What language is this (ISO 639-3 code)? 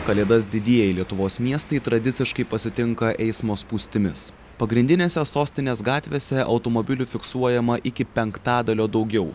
lit